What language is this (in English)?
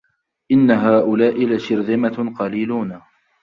Arabic